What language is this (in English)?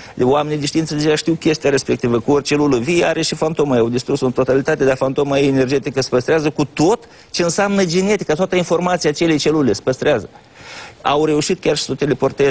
Romanian